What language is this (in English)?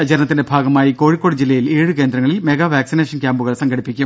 Malayalam